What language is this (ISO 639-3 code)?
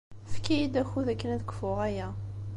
kab